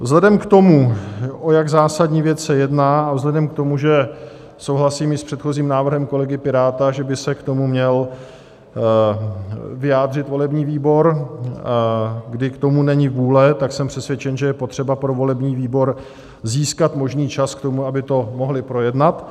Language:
Czech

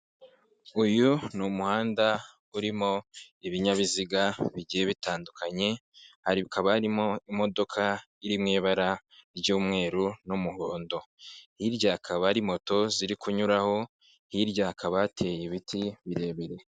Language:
Kinyarwanda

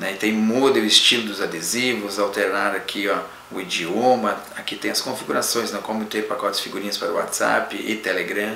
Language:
Portuguese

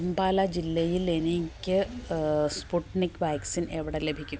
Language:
Malayalam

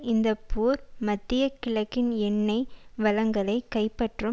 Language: Tamil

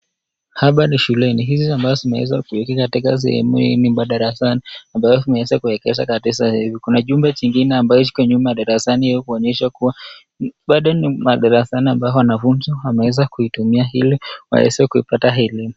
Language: Swahili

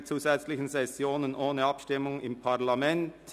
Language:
Swiss German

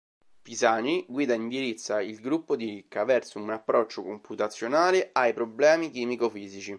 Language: Italian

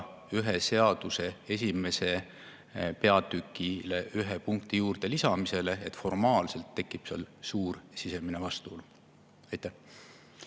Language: Estonian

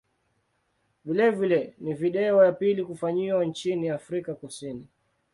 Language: Swahili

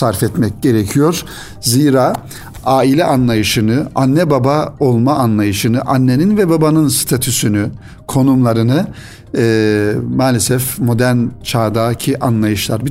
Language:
Turkish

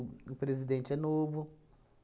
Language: Portuguese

